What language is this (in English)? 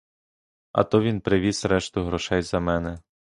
Ukrainian